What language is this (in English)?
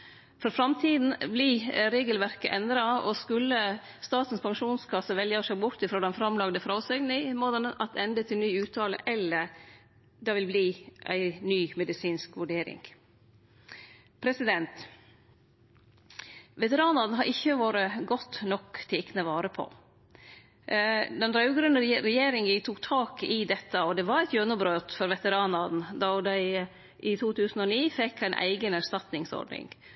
Norwegian Nynorsk